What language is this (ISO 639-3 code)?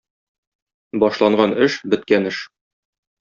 tat